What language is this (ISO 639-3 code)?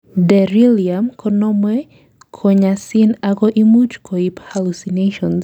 kln